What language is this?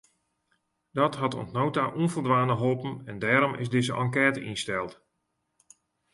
Western Frisian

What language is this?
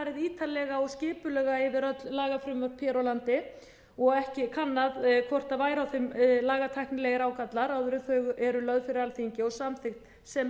Icelandic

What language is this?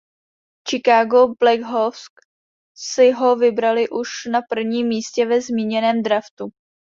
Czech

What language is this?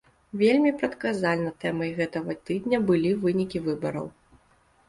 Belarusian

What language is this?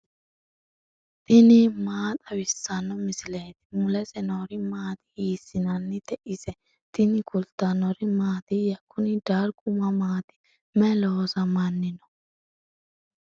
Sidamo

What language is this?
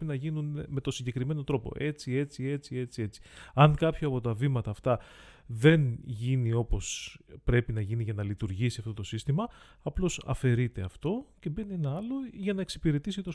Greek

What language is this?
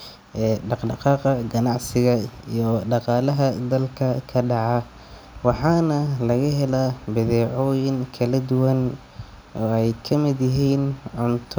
Somali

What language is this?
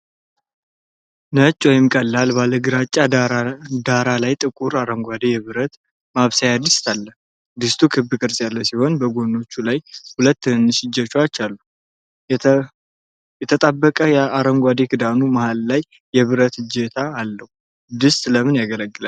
Amharic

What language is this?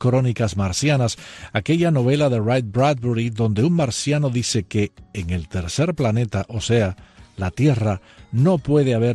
Spanish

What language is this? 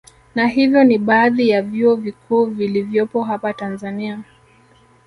Swahili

